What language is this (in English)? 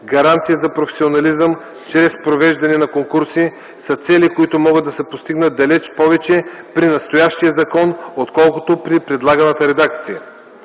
Bulgarian